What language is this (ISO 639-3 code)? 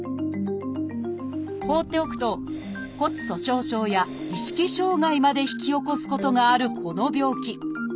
jpn